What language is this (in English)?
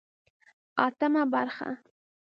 Pashto